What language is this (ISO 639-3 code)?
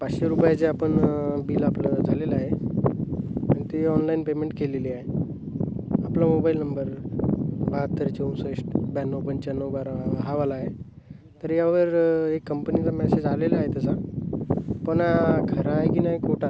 mar